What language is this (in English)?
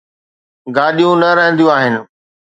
Sindhi